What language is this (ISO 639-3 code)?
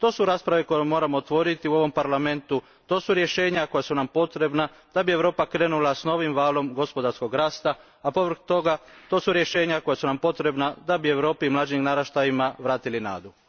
hrv